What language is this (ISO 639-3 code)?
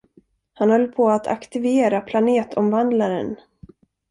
swe